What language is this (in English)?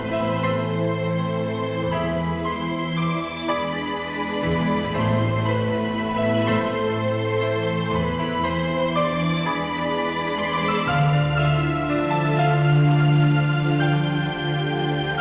Indonesian